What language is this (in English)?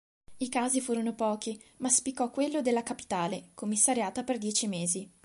Italian